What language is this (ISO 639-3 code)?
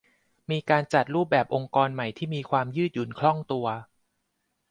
tha